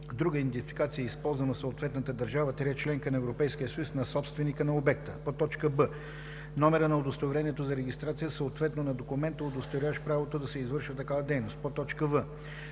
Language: Bulgarian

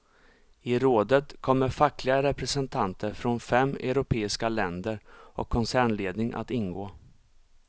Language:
Swedish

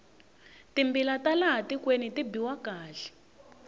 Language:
Tsonga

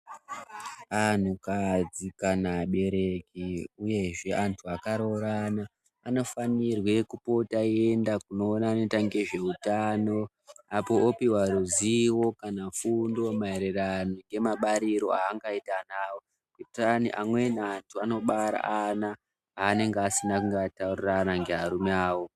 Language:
Ndau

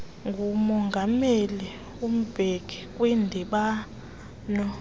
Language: Xhosa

